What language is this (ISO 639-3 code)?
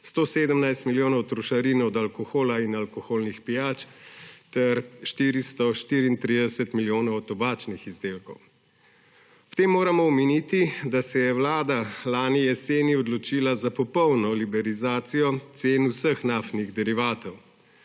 slv